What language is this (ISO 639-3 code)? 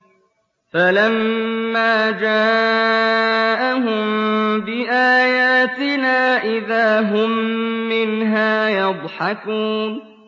ara